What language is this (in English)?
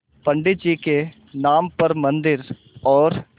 Hindi